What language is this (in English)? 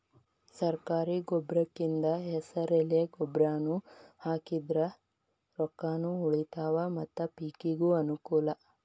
Kannada